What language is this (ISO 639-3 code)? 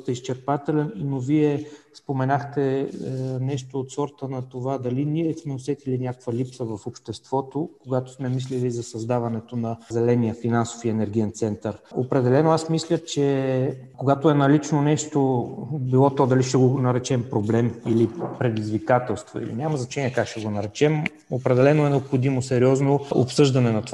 bul